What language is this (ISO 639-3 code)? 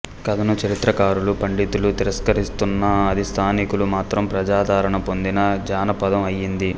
tel